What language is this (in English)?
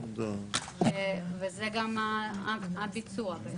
Hebrew